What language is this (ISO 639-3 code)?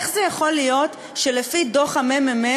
heb